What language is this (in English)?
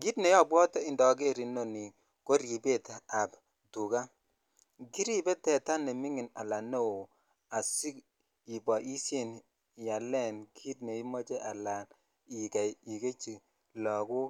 Kalenjin